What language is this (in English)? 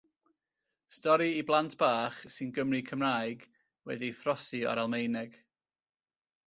Welsh